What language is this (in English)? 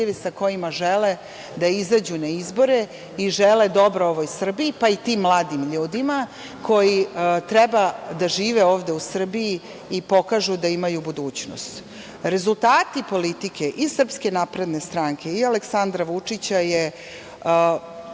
Serbian